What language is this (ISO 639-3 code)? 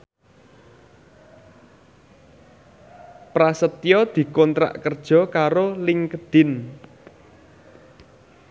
jav